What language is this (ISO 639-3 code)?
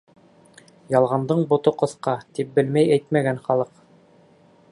bak